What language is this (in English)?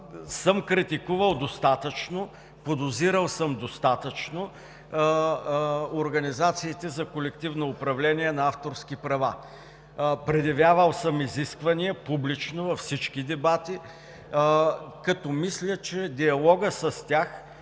Bulgarian